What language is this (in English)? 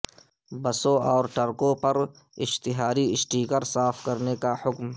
Urdu